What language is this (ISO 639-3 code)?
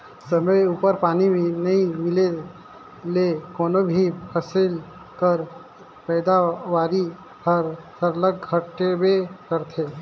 hne